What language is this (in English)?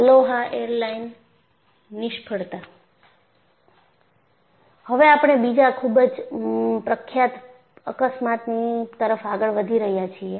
Gujarati